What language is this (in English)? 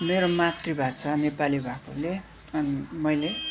Nepali